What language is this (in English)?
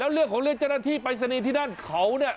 Thai